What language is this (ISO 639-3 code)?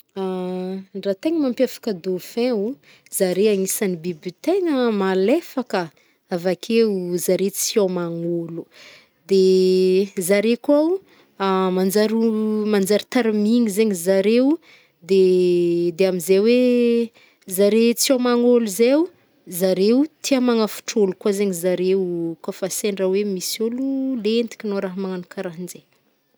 bmm